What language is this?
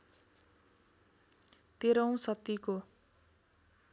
Nepali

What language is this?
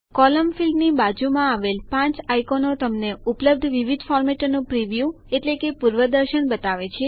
Gujarati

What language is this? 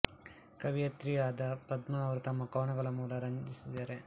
Kannada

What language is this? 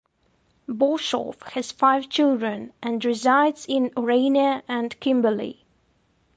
English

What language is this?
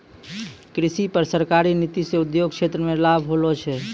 Maithili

